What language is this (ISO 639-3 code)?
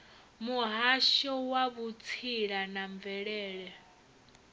ven